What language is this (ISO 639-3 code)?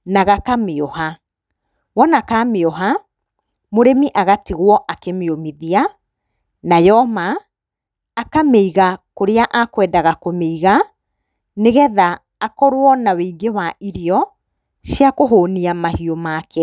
kik